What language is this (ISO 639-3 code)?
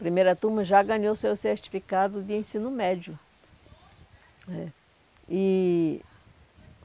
por